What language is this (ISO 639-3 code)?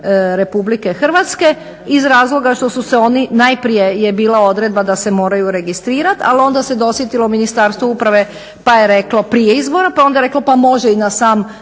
hrv